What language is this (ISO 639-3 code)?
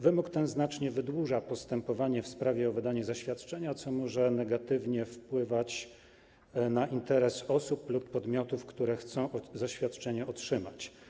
pol